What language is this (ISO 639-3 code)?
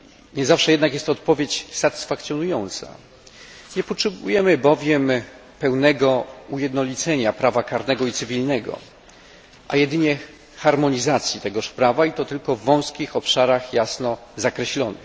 pol